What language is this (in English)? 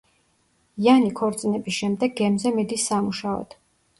Georgian